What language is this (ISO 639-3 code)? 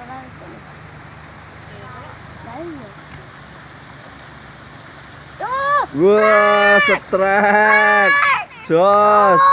ind